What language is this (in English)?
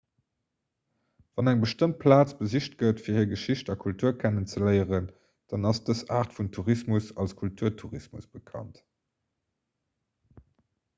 Luxembourgish